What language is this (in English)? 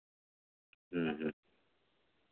Santali